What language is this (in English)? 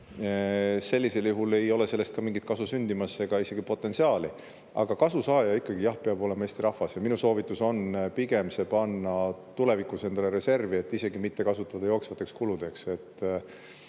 Estonian